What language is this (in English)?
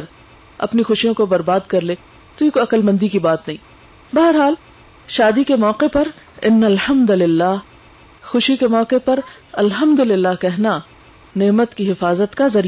Urdu